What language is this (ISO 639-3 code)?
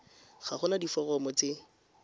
tsn